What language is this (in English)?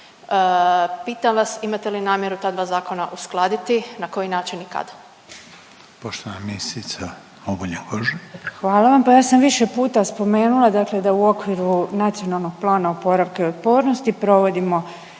Croatian